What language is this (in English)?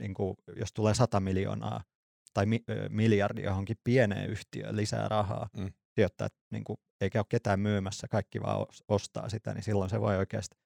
Finnish